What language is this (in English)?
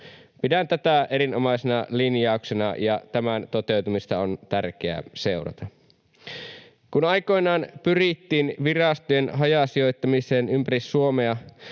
Finnish